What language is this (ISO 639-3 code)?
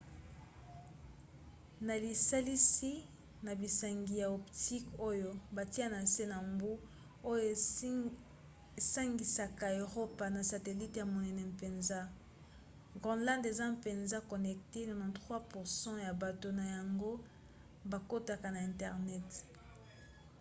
lin